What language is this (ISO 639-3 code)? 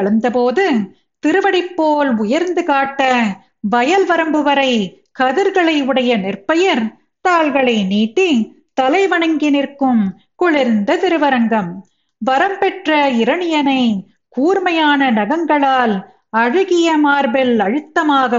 tam